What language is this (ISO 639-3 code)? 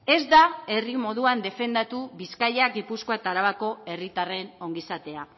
eus